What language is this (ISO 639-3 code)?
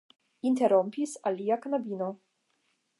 epo